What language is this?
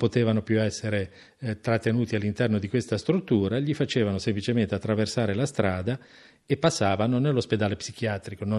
Italian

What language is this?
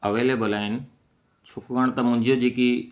Sindhi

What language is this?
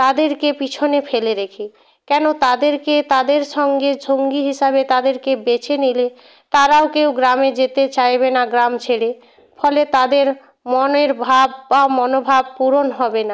Bangla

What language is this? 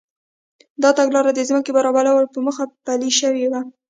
Pashto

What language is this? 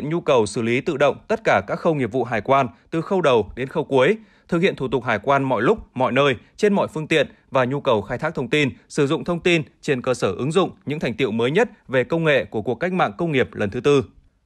Vietnamese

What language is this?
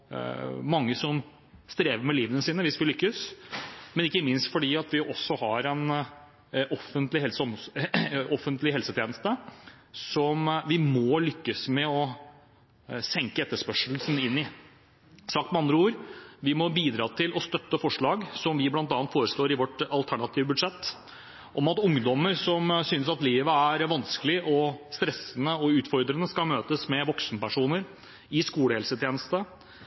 Norwegian Bokmål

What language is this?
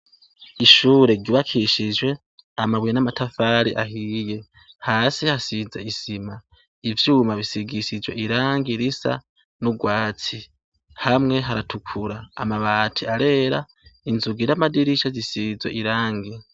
Rundi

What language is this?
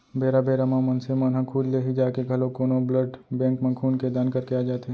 Chhattisgarhi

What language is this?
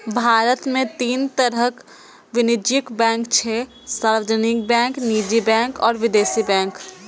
Maithili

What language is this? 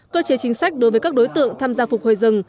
Vietnamese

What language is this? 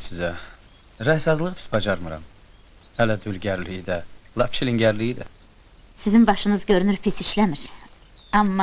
Turkish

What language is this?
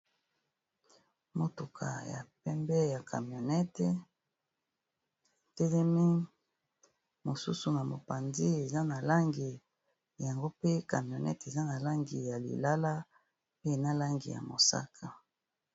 Lingala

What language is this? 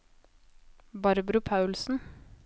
Norwegian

